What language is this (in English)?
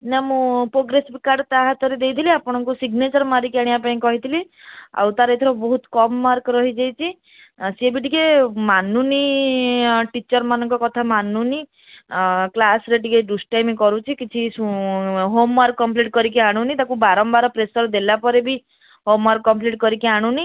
Odia